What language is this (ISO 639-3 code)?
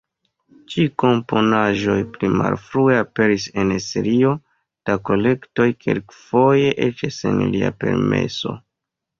epo